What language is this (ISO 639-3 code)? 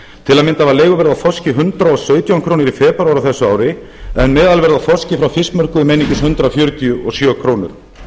isl